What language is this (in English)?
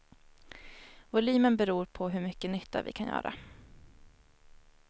Swedish